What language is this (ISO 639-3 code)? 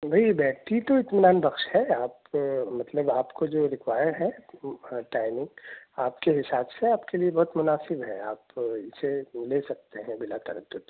urd